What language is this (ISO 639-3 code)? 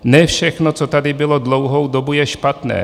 ces